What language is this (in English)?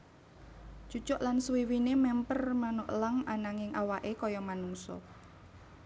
Javanese